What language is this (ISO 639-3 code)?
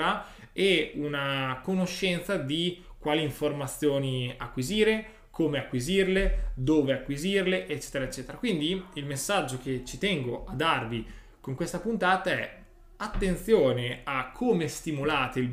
ita